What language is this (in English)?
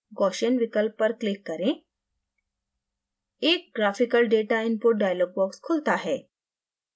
Hindi